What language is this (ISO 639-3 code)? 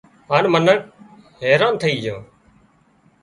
kxp